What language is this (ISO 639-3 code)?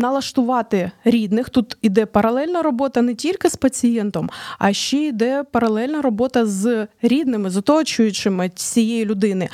ukr